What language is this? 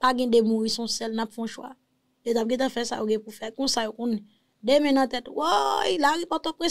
French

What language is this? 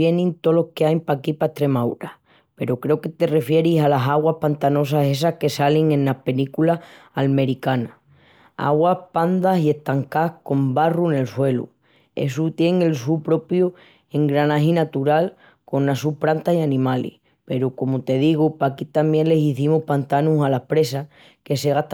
Extremaduran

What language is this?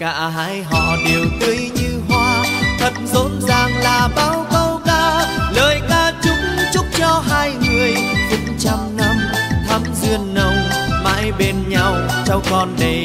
Vietnamese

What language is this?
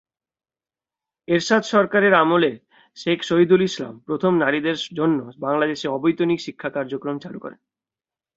Bangla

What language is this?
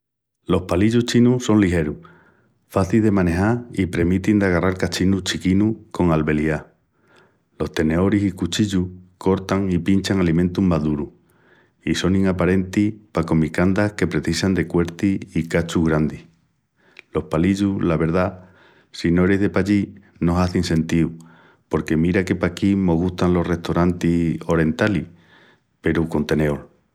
Extremaduran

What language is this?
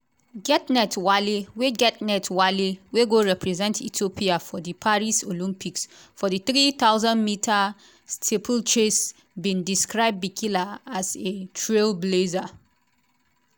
Nigerian Pidgin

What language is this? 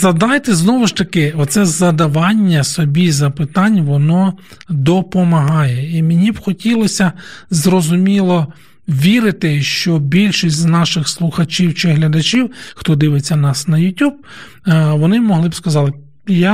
Ukrainian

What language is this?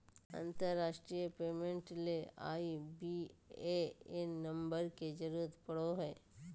Magahi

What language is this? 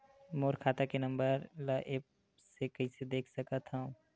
Chhattisgarhi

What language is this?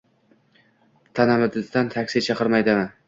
Uzbek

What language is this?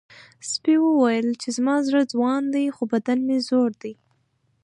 Pashto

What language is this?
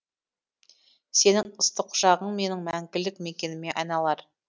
Kazakh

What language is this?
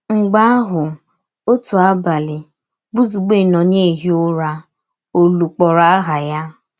Igbo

